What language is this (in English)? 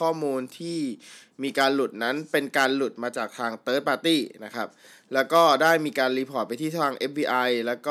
Thai